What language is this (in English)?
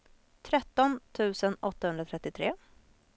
Swedish